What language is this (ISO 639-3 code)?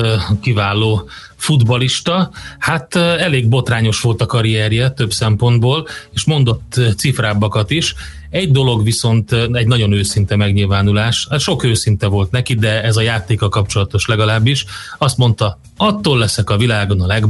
hun